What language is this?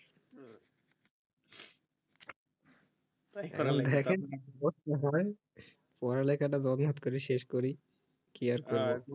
Bangla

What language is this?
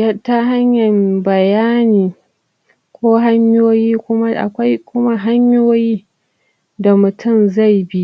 Hausa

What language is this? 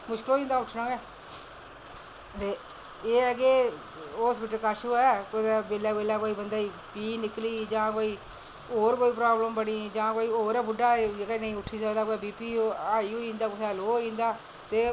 Dogri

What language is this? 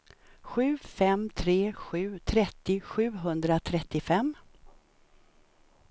Swedish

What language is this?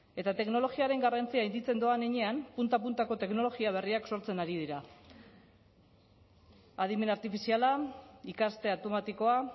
Basque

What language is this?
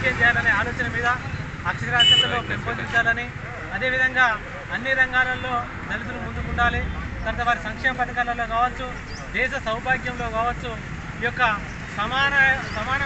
Arabic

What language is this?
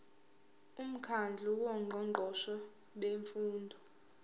Zulu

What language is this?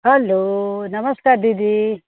Nepali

